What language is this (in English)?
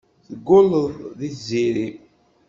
Kabyle